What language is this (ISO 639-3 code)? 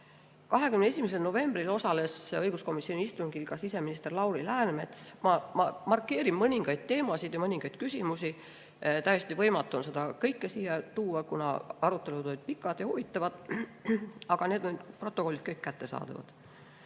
est